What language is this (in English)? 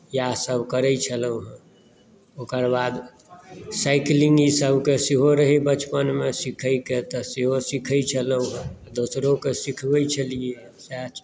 Maithili